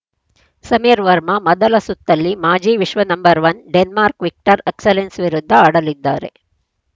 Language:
Kannada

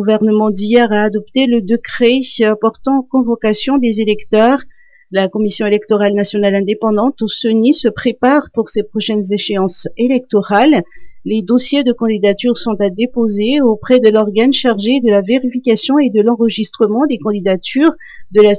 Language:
French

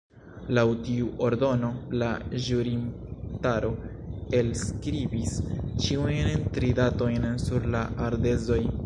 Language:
Esperanto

